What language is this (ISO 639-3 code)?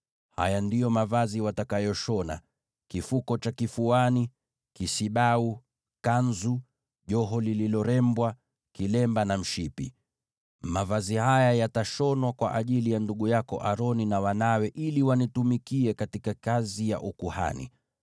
swa